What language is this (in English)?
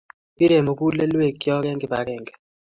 Kalenjin